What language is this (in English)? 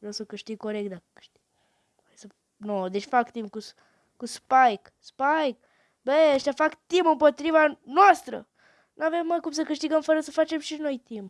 Romanian